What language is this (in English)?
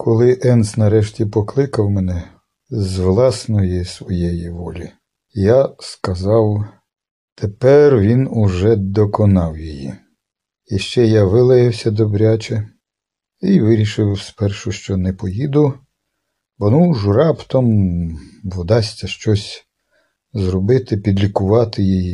Ukrainian